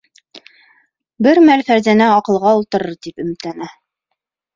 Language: Bashkir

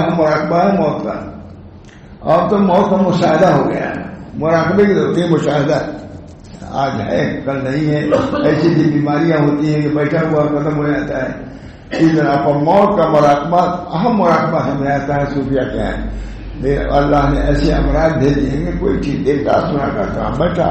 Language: Arabic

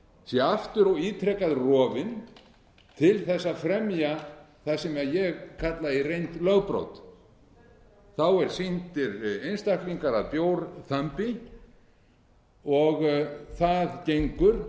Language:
Icelandic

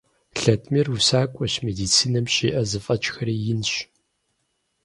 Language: Kabardian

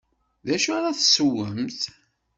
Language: Kabyle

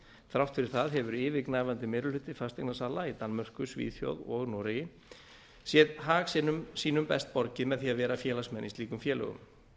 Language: Icelandic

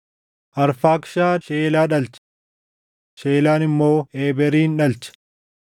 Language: Oromo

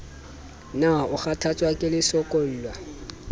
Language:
Southern Sotho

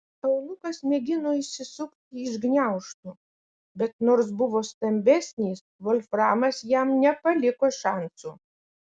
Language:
Lithuanian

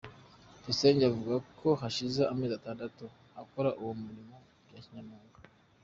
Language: Kinyarwanda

